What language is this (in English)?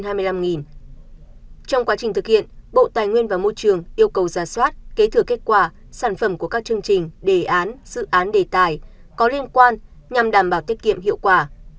Vietnamese